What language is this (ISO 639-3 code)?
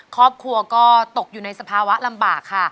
tha